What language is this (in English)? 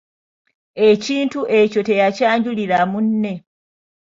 Ganda